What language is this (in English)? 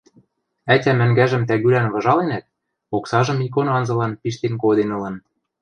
Western Mari